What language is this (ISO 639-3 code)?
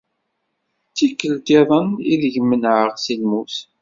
kab